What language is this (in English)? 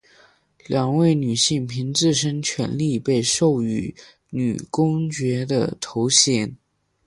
Chinese